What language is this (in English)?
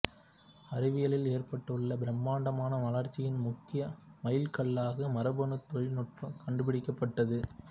Tamil